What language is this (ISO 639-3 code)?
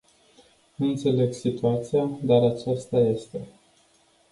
ron